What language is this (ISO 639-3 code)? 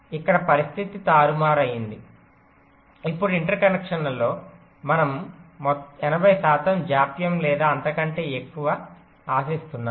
tel